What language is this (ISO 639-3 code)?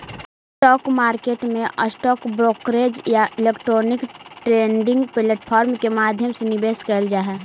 mag